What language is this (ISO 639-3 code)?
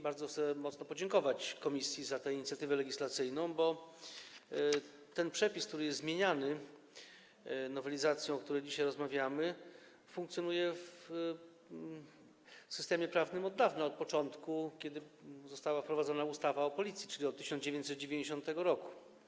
pol